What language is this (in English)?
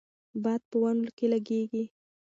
Pashto